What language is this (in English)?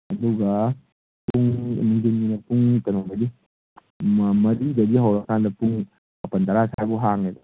Manipuri